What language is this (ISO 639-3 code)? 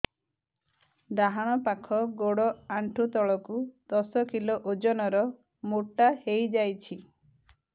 ori